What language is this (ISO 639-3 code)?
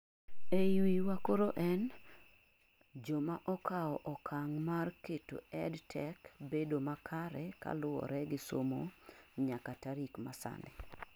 luo